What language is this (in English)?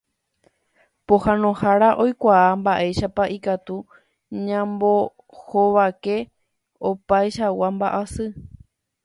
Guarani